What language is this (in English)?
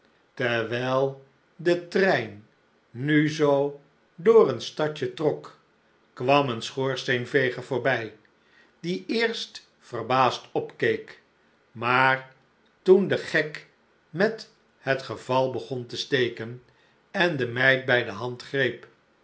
Dutch